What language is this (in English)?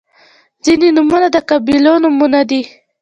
Pashto